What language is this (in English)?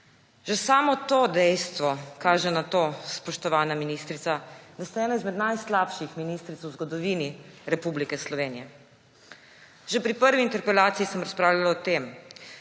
Slovenian